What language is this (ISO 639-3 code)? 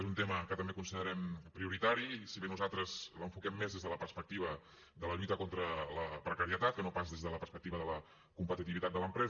cat